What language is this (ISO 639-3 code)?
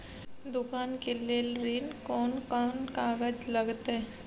mai